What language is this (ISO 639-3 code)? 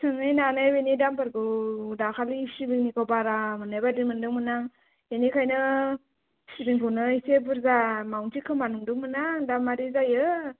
brx